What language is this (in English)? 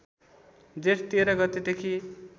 Nepali